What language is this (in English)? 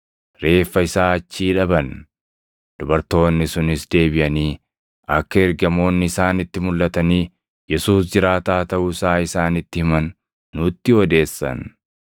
Oromo